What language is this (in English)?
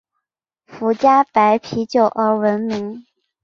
Chinese